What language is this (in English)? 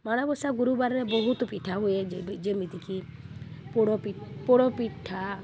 Odia